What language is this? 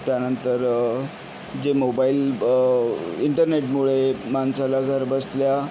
Marathi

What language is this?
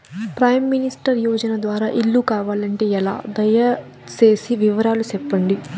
Telugu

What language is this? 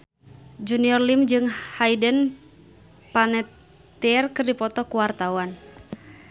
Sundanese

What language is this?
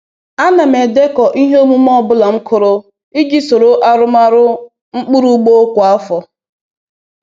Igbo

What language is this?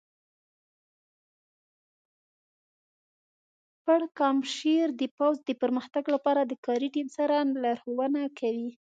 Pashto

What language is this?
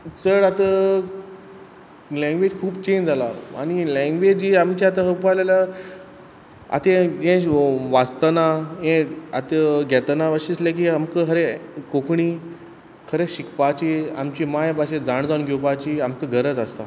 Konkani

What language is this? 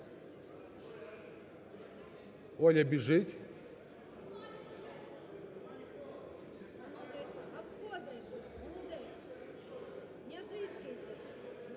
Ukrainian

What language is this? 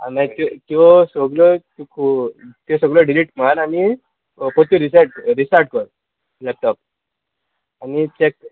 Konkani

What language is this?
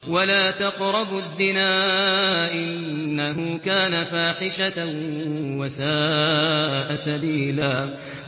Arabic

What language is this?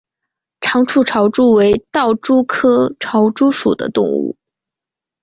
Chinese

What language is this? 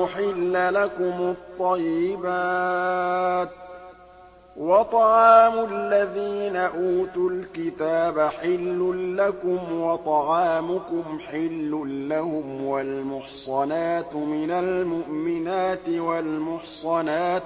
Arabic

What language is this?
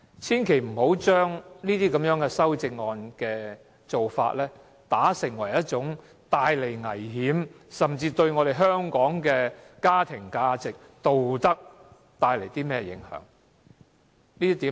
Cantonese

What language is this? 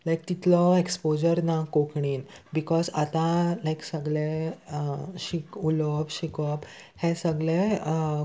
Konkani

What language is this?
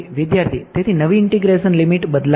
Gujarati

